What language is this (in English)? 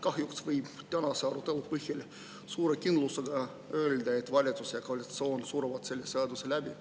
Estonian